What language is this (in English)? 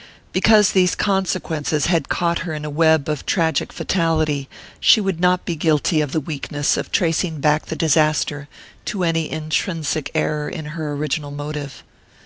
English